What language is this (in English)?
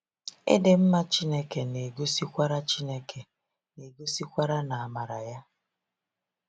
Igbo